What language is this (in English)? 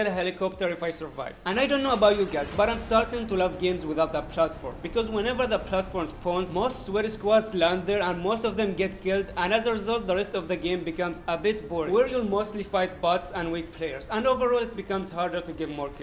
English